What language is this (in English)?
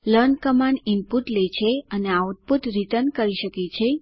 Gujarati